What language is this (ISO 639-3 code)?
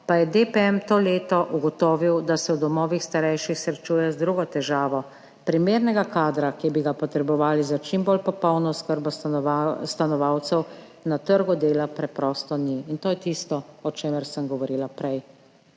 slv